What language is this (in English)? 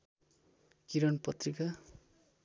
Nepali